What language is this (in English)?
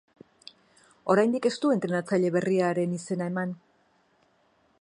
Basque